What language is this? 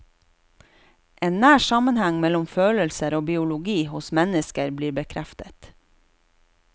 Norwegian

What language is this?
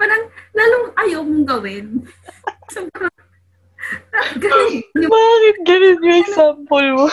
Filipino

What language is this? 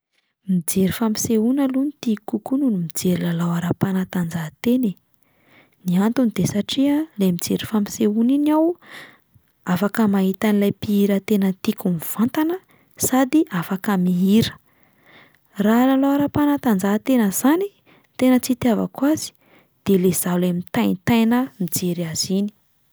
Malagasy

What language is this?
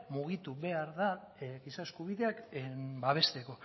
Basque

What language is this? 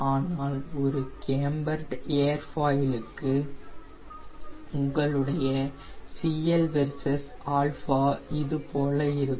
Tamil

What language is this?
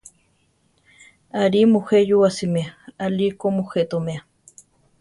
Central Tarahumara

